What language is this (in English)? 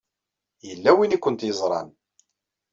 Kabyle